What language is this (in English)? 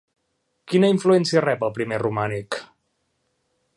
Catalan